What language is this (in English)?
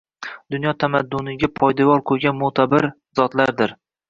Uzbek